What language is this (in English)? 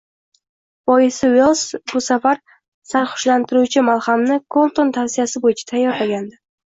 Uzbek